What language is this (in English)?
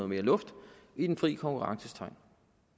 Danish